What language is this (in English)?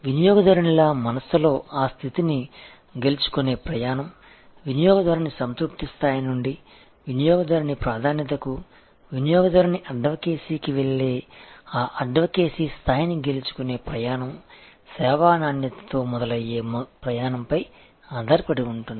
Telugu